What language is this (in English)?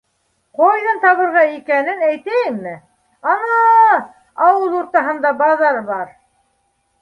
Bashkir